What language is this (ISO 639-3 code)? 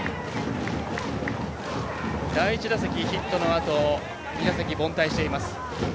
jpn